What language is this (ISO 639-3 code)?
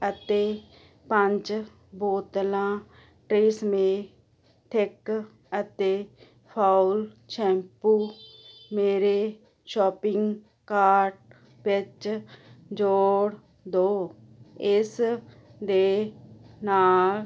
pan